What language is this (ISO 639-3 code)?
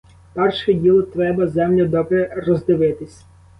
ukr